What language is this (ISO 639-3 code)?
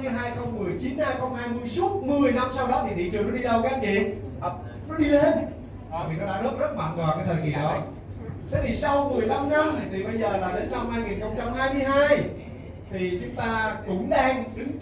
vie